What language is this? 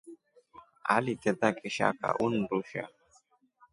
Rombo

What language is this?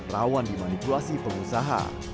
Indonesian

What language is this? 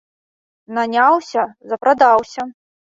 Belarusian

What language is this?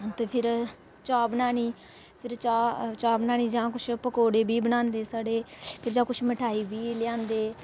Dogri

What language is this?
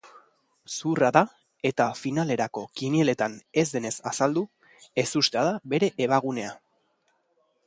Basque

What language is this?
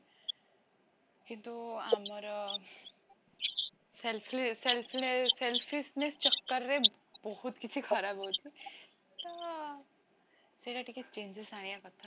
Odia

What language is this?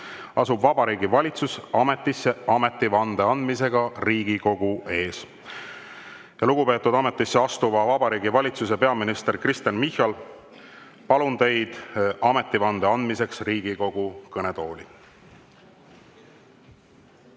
Estonian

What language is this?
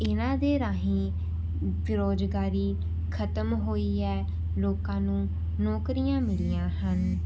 Punjabi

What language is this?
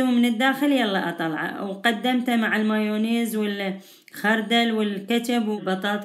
Arabic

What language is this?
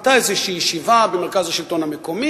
Hebrew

